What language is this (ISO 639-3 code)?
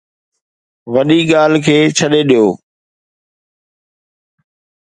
snd